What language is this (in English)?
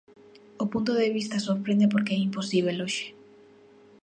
Galician